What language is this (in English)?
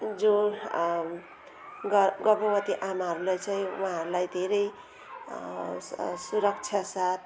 Nepali